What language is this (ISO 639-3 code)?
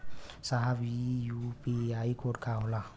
bho